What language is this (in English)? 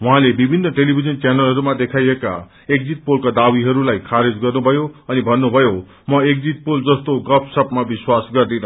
Nepali